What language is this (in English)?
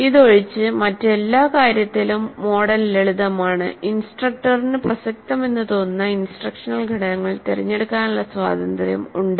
Malayalam